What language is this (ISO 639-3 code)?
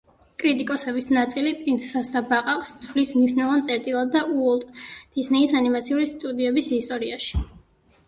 kat